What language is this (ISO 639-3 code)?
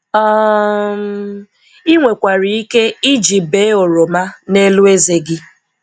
ibo